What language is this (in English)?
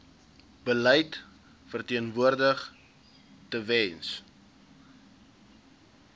Afrikaans